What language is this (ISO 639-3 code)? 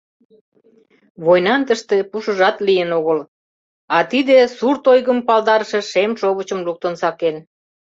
chm